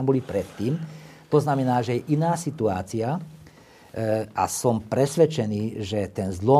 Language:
Slovak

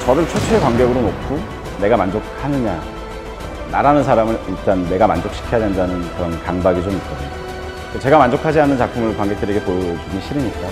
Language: Korean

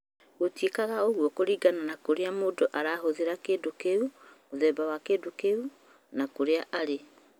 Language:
Kikuyu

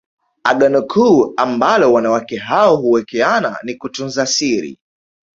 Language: Swahili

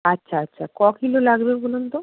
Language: Bangla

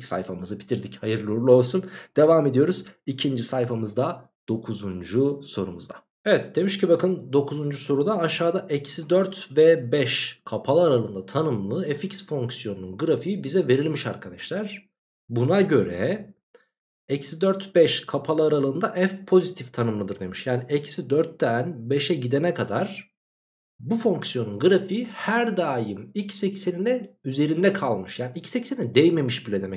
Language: Turkish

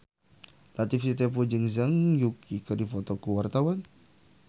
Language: Sundanese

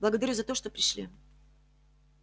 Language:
Russian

